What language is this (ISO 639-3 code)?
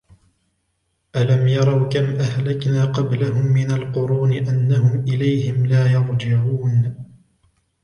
ara